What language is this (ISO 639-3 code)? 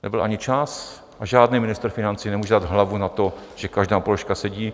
ces